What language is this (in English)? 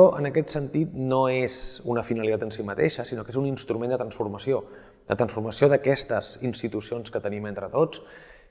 Catalan